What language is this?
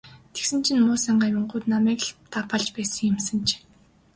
Mongolian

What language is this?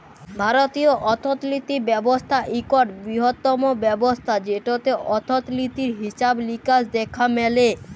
Bangla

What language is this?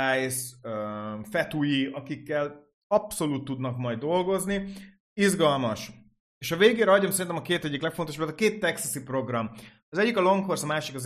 Hungarian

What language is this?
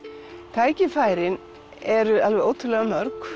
Icelandic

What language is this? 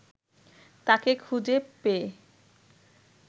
Bangla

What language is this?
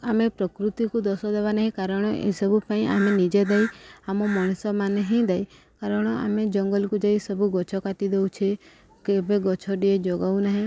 Odia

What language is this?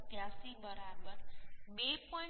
Gujarati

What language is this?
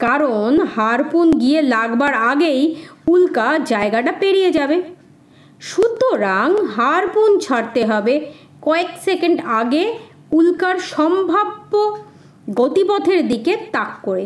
Bangla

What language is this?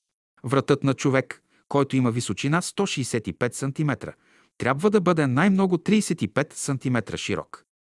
Bulgarian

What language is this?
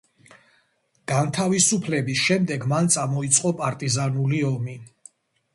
Georgian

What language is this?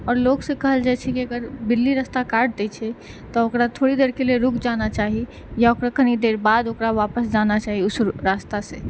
Maithili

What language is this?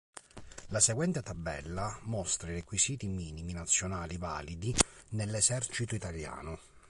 Italian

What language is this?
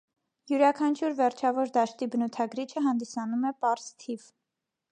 Armenian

